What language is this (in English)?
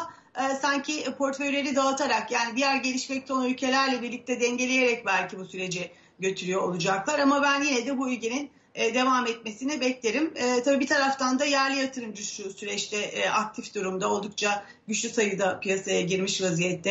Turkish